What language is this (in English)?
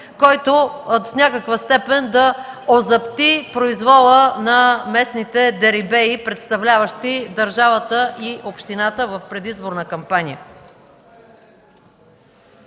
Bulgarian